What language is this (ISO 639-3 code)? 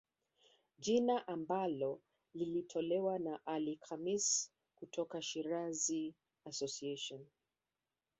swa